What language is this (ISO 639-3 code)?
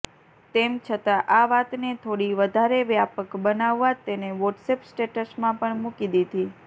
guj